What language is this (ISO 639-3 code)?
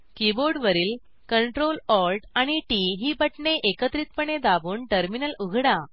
mar